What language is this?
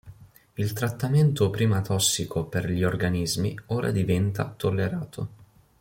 Italian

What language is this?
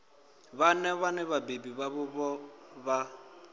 Venda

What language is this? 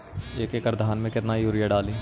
Magahi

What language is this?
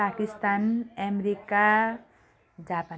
Nepali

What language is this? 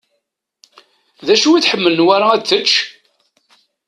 Kabyle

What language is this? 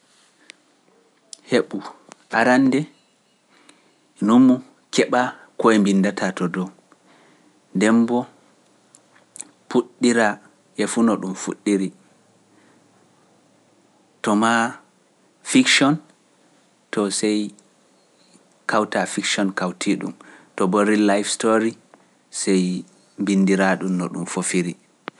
Pular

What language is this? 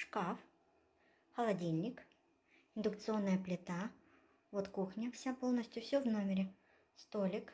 Russian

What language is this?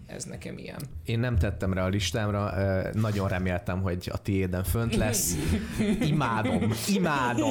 Hungarian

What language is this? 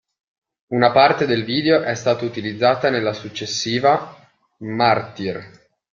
Italian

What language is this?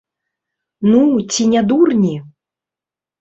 Belarusian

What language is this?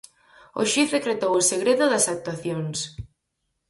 Galician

